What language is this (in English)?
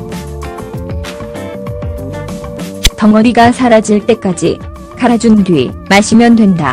Korean